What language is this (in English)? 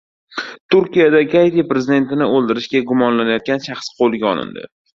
Uzbek